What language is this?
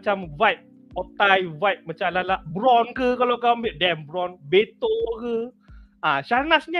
Malay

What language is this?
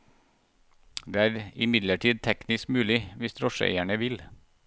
Norwegian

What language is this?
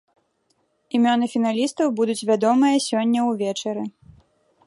Belarusian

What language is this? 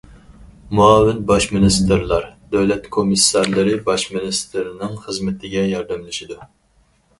Uyghur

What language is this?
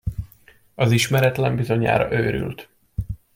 Hungarian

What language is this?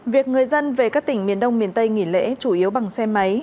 Vietnamese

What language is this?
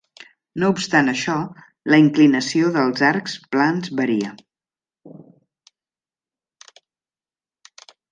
Catalan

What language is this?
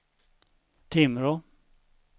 Swedish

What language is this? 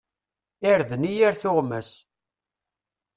Kabyle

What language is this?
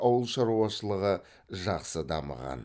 Kazakh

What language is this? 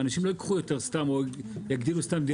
Hebrew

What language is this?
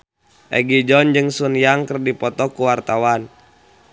Sundanese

